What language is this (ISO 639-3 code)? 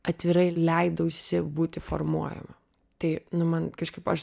lit